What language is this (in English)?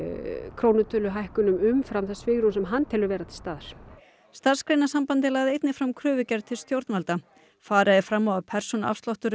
Icelandic